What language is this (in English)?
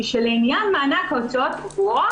Hebrew